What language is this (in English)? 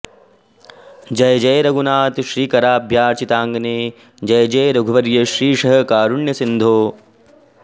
Sanskrit